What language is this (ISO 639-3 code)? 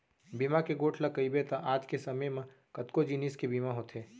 hne